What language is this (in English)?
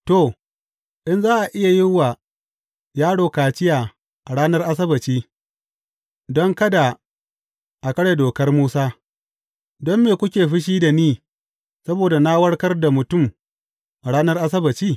Hausa